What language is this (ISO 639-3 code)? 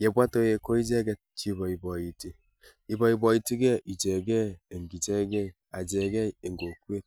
kln